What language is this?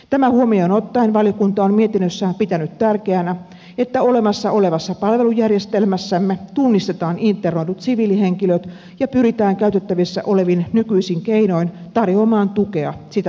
Finnish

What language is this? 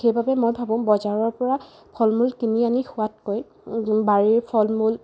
Assamese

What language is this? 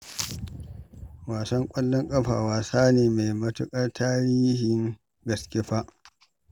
Hausa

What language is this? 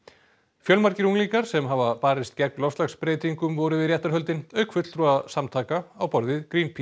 Icelandic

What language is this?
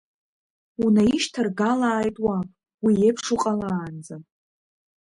Abkhazian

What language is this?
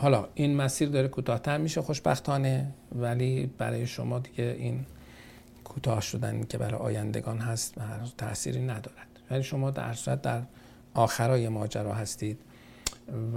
Persian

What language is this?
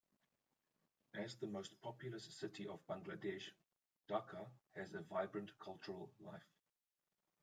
English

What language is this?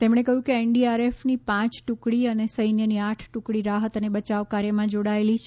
Gujarati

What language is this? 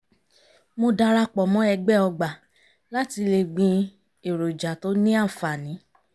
Yoruba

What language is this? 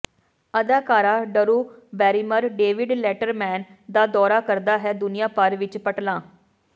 Punjabi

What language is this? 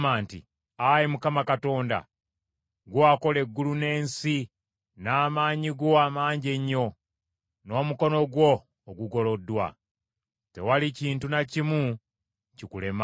Ganda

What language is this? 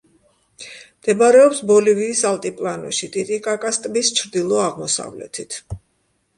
Georgian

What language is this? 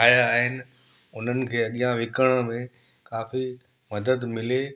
Sindhi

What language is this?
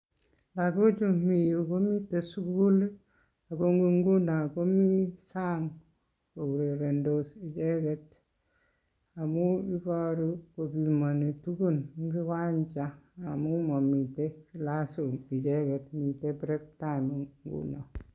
Kalenjin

